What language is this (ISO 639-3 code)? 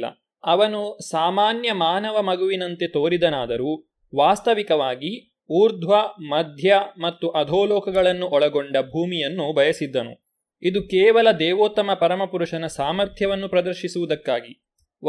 kan